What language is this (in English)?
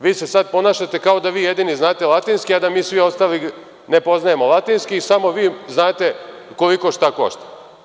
Serbian